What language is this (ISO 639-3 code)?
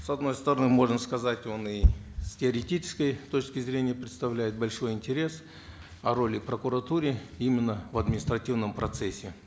kaz